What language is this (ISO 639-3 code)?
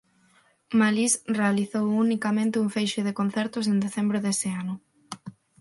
glg